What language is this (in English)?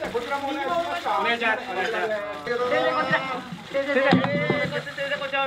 Japanese